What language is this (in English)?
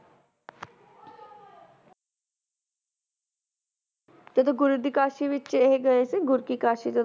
Punjabi